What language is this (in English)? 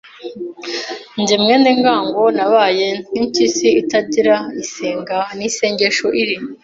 Kinyarwanda